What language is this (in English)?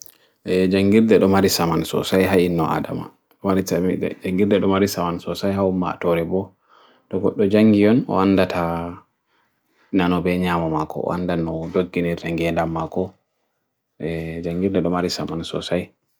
Bagirmi Fulfulde